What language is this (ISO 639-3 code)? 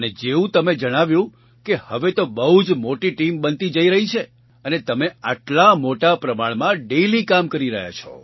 guj